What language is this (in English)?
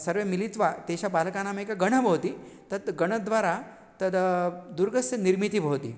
Sanskrit